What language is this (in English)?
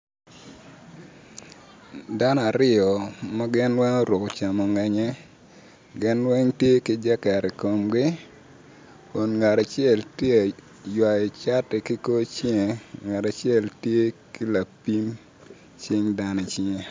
Acoli